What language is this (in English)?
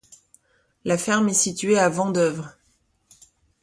French